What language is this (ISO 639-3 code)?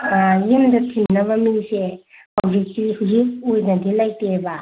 mni